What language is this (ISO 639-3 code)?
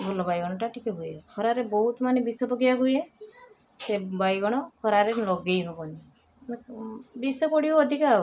ori